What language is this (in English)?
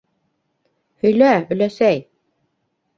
Bashkir